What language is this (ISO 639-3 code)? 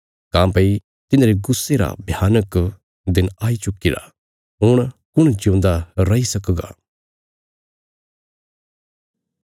kfs